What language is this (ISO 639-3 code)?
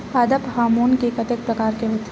hne